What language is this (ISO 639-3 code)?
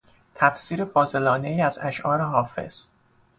fas